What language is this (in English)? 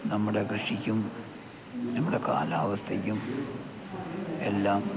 Malayalam